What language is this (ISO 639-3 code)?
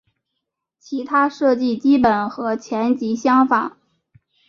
zho